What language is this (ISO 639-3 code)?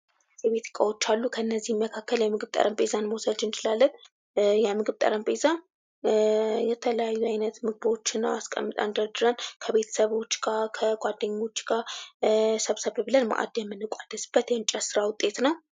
amh